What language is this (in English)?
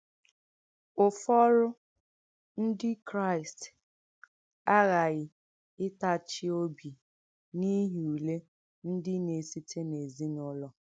Igbo